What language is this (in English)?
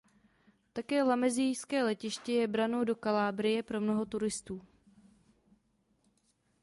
Czech